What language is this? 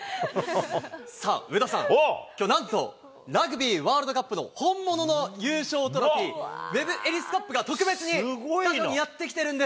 Japanese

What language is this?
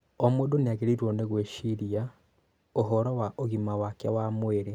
Kikuyu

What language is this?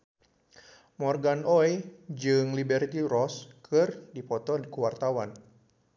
Sundanese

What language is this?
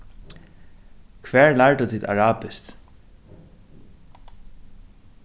Faroese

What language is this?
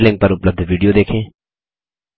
Hindi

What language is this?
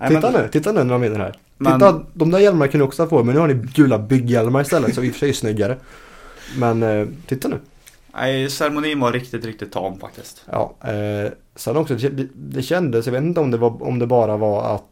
Swedish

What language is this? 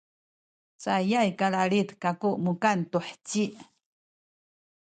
Sakizaya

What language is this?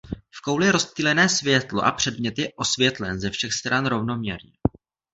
Czech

